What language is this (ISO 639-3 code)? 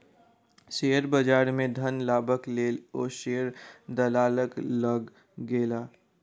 mai